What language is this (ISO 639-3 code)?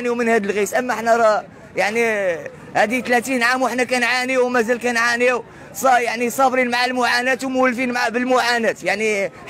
ara